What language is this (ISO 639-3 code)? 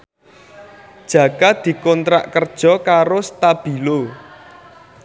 jav